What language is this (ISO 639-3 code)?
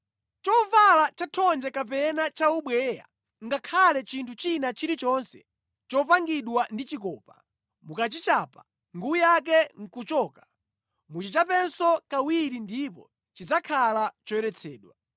nya